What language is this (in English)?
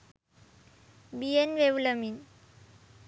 Sinhala